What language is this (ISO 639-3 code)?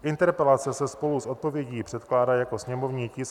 ces